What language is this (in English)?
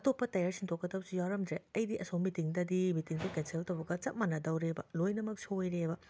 Manipuri